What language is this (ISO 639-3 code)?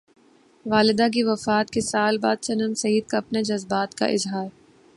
urd